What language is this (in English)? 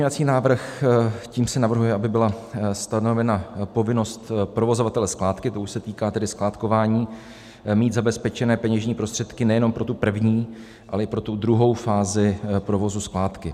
Czech